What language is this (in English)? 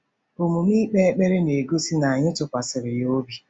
Igbo